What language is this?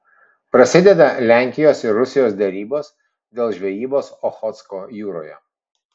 Lithuanian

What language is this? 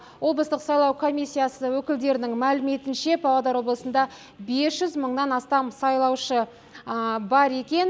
Kazakh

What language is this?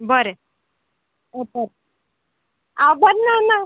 Konkani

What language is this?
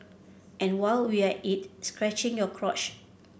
English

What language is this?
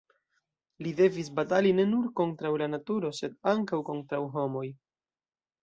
Esperanto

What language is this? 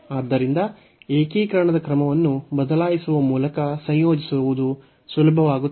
Kannada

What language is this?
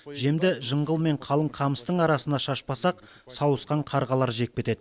Kazakh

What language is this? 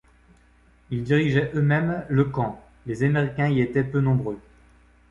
French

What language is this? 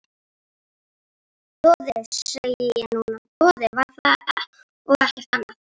Icelandic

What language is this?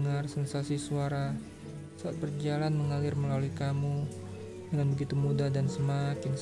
Indonesian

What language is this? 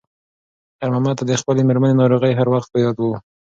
Pashto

